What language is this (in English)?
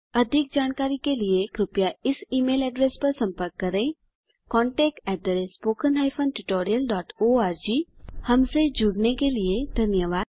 Hindi